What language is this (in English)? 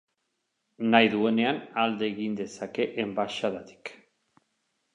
Basque